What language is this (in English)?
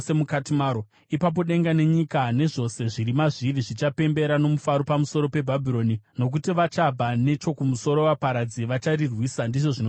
Shona